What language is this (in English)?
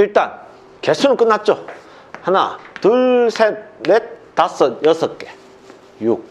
Korean